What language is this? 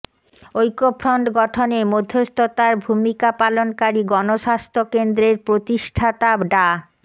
Bangla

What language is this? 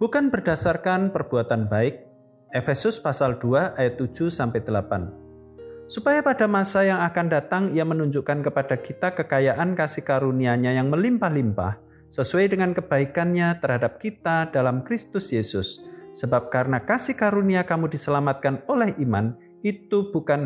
Indonesian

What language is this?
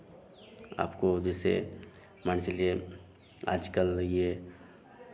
Hindi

